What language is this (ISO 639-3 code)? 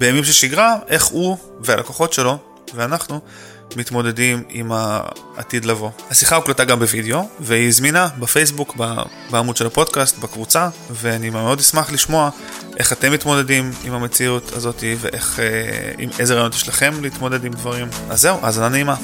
heb